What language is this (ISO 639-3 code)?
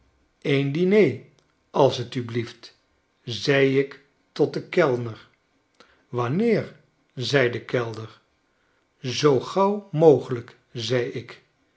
nld